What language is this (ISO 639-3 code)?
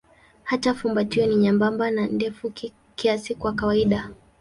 swa